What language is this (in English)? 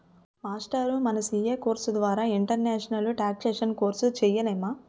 Telugu